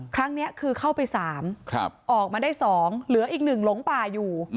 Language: Thai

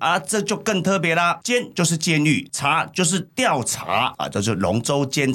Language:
Chinese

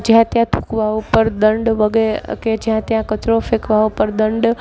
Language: Gujarati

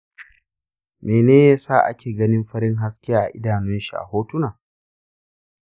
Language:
Hausa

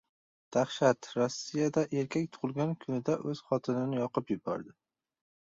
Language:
Uzbek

